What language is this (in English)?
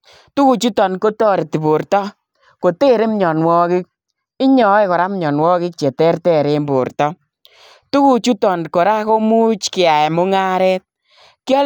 Kalenjin